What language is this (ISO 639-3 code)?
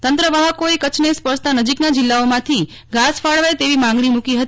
guj